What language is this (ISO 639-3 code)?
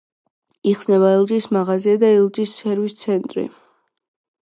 kat